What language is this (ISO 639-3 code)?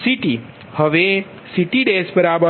guj